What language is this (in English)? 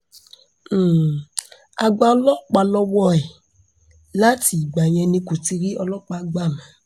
Yoruba